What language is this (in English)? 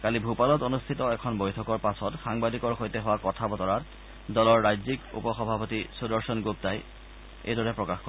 Assamese